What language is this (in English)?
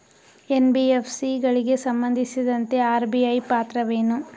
Kannada